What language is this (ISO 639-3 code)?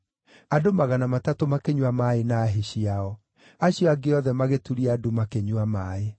kik